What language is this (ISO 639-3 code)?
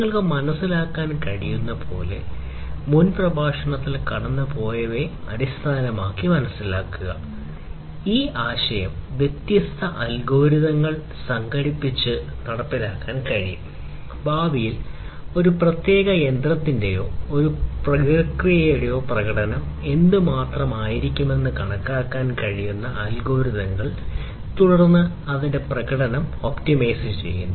mal